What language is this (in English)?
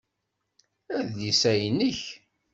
Kabyle